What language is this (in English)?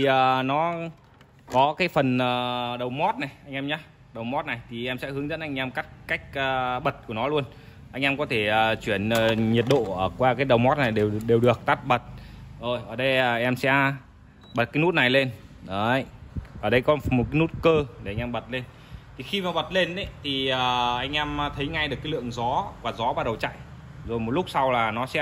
Vietnamese